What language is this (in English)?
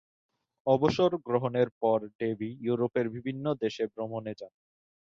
Bangla